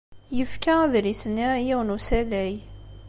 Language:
Kabyle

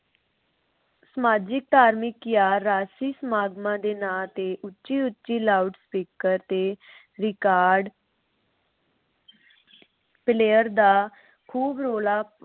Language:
Punjabi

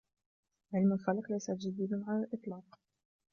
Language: Arabic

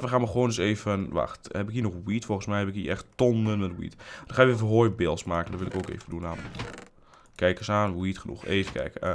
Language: Dutch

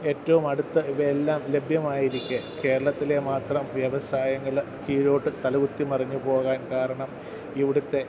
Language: Malayalam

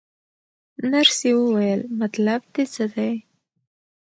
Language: Pashto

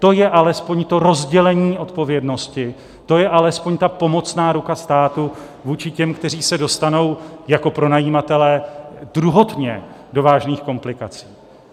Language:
Czech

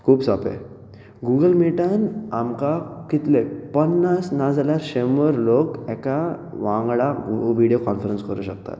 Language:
Konkani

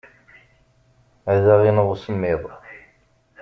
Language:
Kabyle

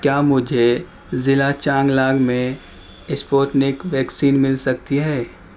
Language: Urdu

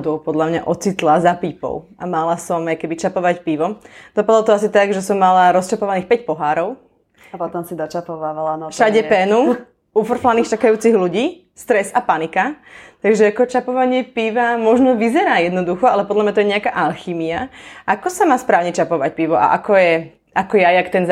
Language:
Slovak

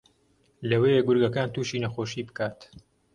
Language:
Central Kurdish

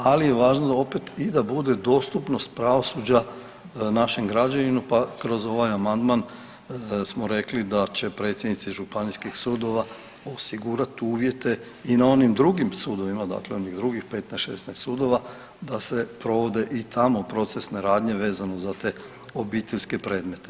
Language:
Croatian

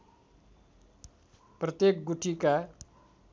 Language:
Nepali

